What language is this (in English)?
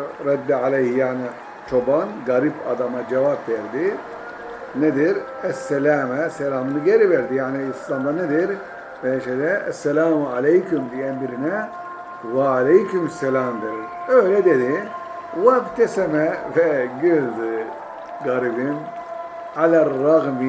Turkish